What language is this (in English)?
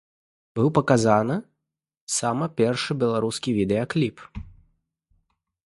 Belarusian